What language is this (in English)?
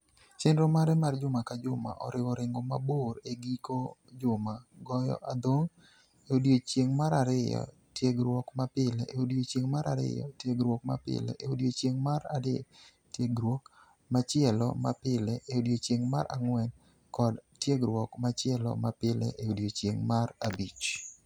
Luo (Kenya and Tanzania)